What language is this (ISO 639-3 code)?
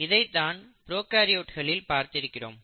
tam